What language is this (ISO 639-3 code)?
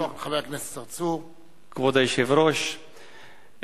heb